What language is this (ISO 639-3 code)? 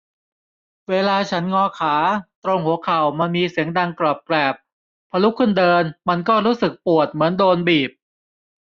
tha